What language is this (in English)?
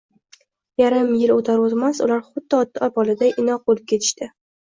Uzbek